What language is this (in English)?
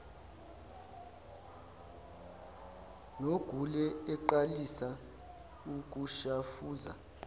Zulu